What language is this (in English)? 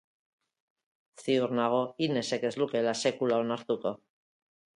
Basque